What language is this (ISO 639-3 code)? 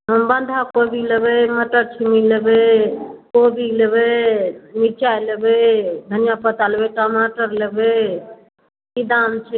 mai